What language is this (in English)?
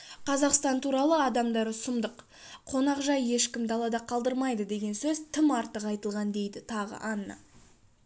Kazakh